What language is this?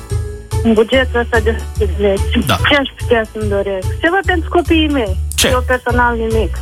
Romanian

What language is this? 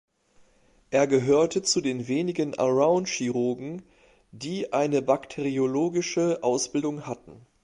German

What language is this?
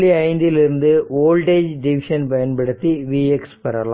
Tamil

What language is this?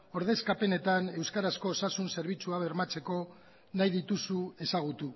Basque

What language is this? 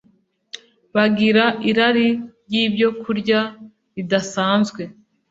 Kinyarwanda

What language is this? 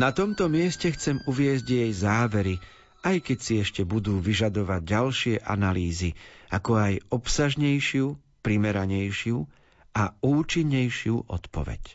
Slovak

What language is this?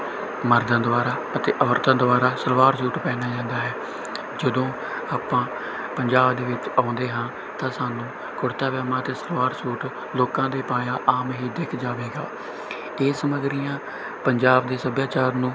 Punjabi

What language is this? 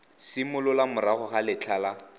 Tswana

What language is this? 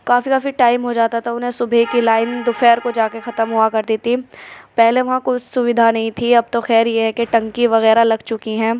Urdu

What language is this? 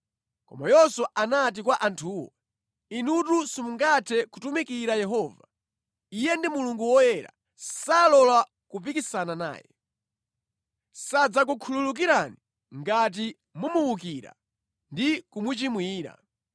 Nyanja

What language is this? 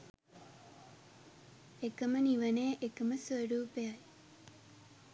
Sinhala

